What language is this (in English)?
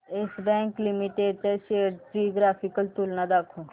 Marathi